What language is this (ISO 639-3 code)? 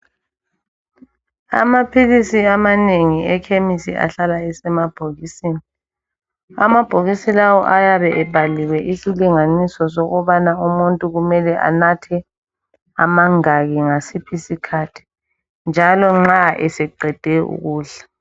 nde